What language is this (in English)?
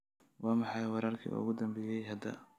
Somali